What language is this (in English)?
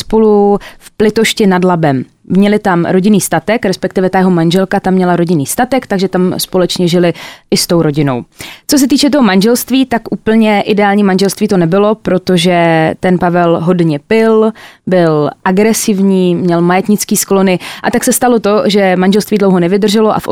Czech